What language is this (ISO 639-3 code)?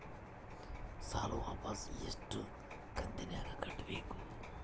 kan